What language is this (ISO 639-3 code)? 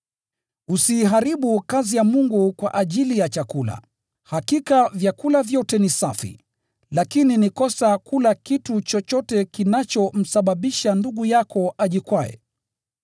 swa